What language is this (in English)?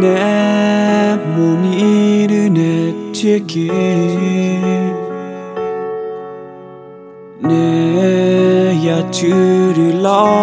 Spanish